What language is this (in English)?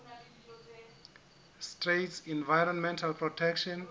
Southern Sotho